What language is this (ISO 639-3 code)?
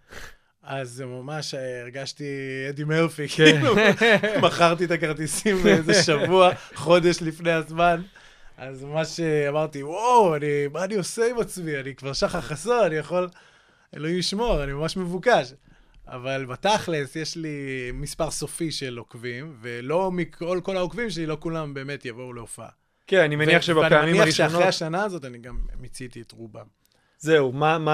heb